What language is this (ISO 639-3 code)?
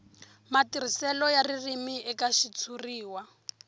tso